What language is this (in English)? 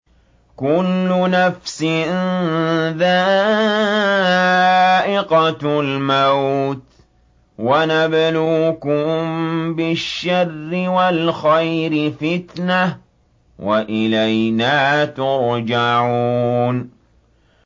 Arabic